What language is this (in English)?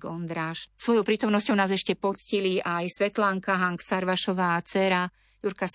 Slovak